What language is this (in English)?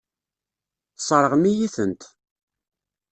Kabyle